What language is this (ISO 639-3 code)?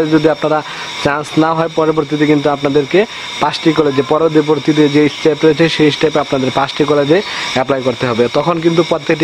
nld